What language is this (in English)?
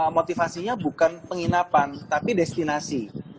Indonesian